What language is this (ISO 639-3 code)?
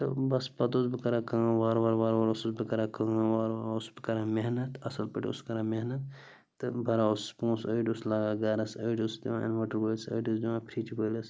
kas